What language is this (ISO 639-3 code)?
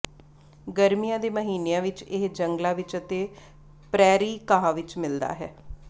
pan